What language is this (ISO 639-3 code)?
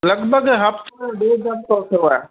snd